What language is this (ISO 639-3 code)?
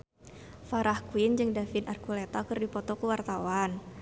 sun